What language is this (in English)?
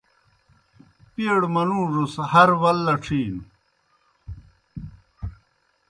Kohistani Shina